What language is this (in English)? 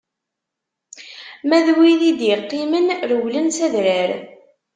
Kabyle